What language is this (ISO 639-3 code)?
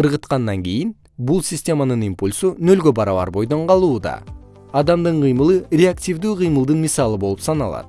kir